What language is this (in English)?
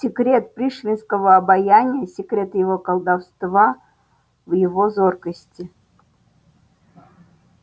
Russian